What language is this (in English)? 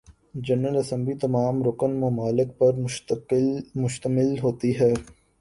Urdu